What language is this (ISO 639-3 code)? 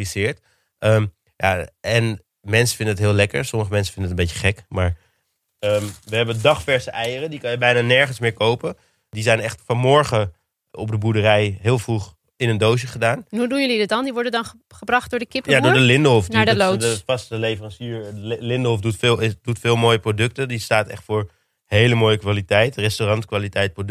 nld